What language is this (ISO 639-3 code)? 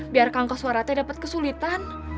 ind